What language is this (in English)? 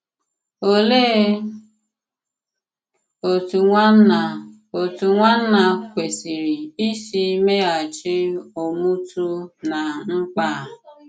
Igbo